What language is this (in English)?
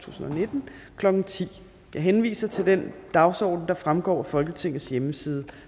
Danish